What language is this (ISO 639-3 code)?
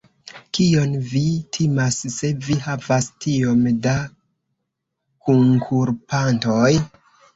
epo